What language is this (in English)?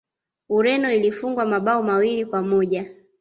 Swahili